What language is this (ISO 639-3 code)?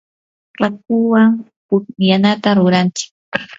qur